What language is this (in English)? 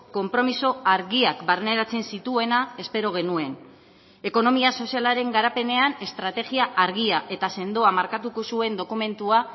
Basque